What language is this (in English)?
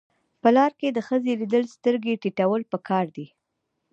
Pashto